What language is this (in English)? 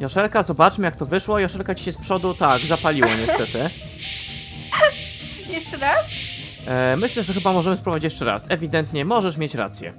Polish